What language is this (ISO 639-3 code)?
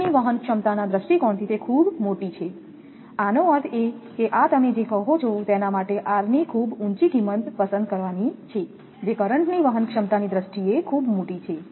guj